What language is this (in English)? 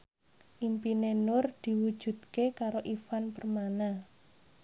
Javanese